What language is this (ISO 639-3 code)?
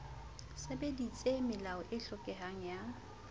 sot